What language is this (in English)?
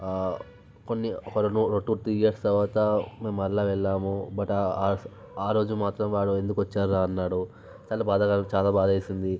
Telugu